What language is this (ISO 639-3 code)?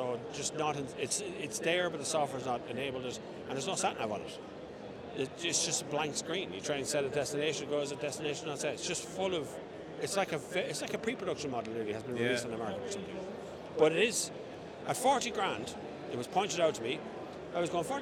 eng